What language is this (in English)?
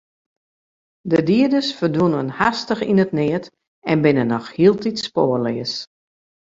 Western Frisian